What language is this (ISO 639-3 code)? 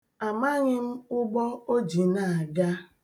ibo